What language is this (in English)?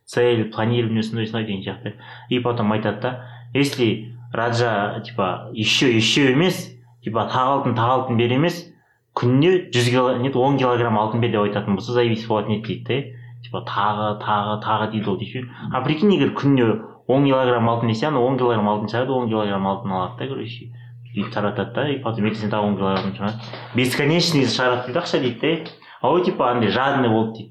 Russian